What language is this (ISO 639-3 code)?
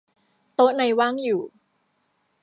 tha